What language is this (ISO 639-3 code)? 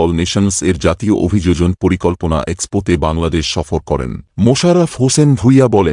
ben